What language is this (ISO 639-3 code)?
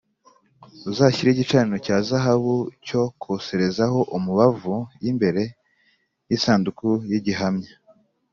kin